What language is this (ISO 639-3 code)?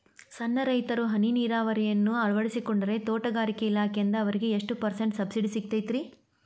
kan